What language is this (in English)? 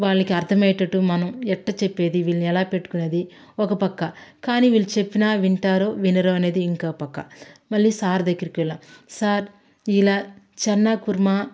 Telugu